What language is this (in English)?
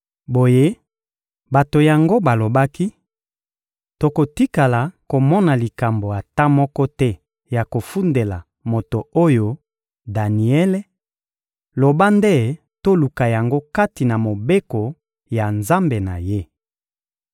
Lingala